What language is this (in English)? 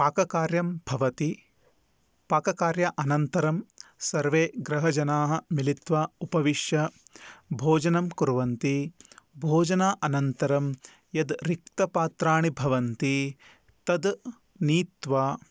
Sanskrit